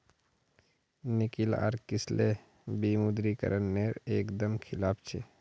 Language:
Magahi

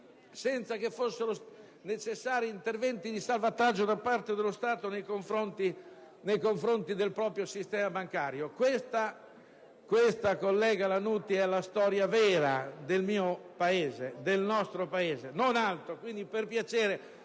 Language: Italian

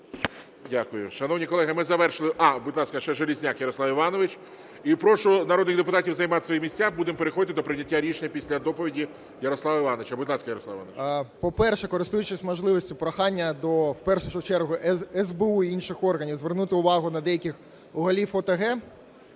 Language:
Ukrainian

